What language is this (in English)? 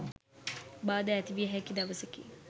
Sinhala